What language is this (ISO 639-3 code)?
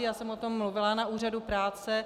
ces